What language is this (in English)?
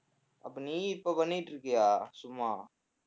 Tamil